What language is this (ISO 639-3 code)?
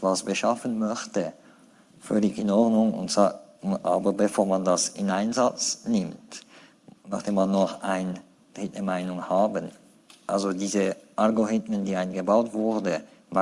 deu